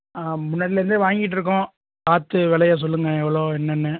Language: Tamil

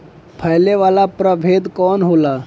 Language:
Bhojpuri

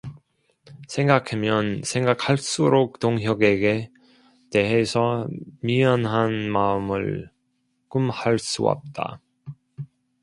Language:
Korean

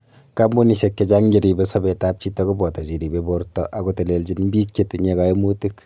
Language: Kalenjin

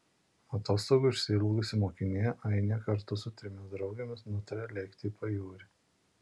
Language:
Lithuanian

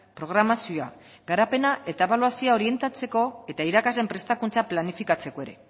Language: Basque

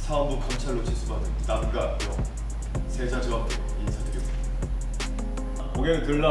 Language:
Korean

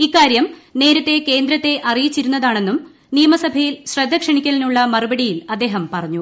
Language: Malayalam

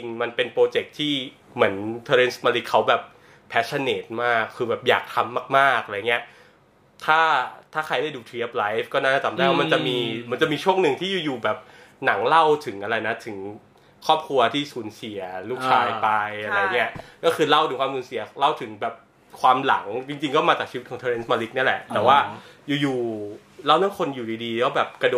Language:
Thai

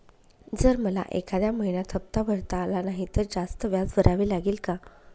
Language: Marathi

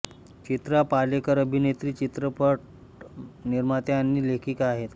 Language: Marathi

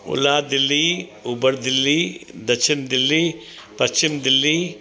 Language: Sindhi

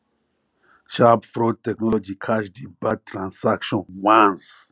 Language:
Nigerian Pidgin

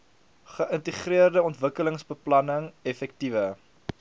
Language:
Afrikaans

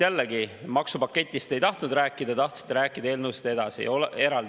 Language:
Estonian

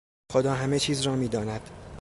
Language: Persian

